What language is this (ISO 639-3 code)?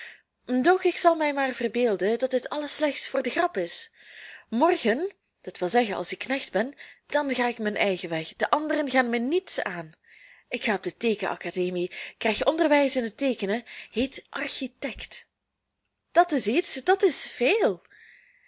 nld